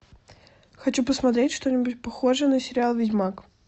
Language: Russian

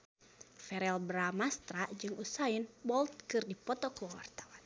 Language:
Sundanese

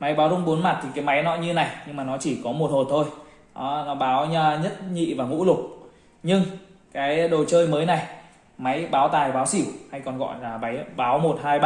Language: Vietnamese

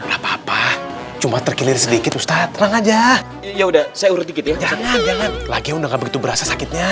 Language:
Indonesian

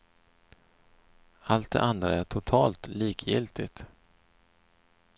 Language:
Swedish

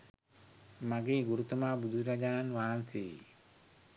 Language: Sinhala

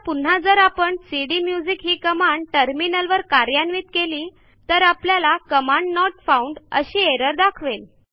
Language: Marathi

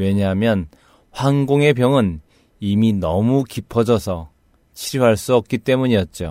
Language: Korean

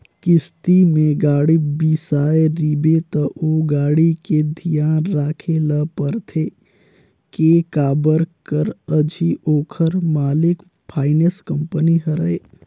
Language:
Chhattisgarhi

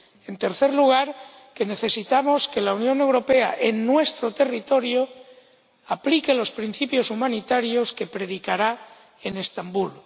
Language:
Spanish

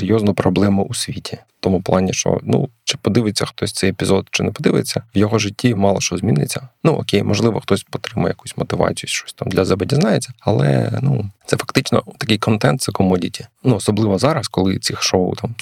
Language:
Ukrainian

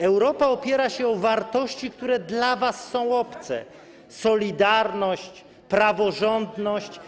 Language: Polish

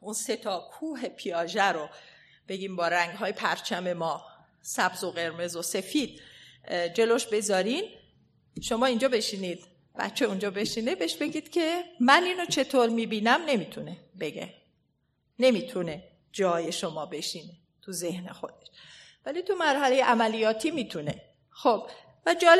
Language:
Persian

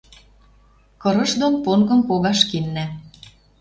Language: Western Mari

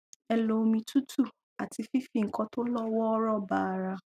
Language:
Yoruba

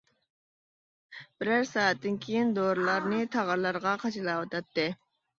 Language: Uyghur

